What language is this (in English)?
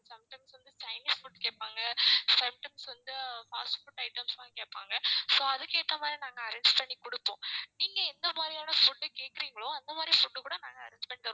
Tamil